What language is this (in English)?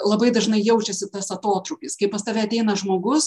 Lithuanian